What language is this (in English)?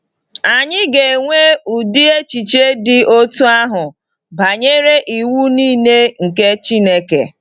Igbo